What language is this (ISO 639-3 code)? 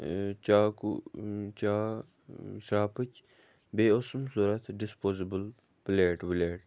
kas